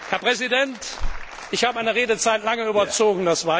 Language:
German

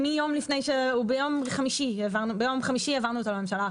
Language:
Hebrew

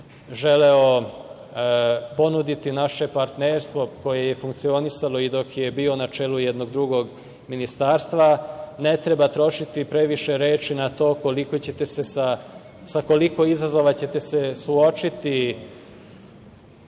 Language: Serbian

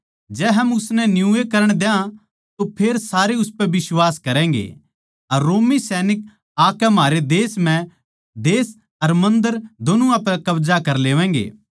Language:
Haryanvi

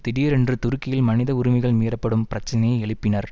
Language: Tamil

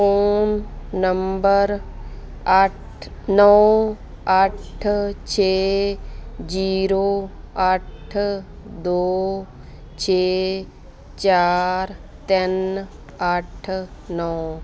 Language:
Punjabi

